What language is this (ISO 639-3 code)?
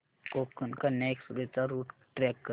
mar